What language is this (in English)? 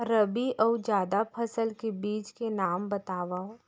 Chhattisgarhi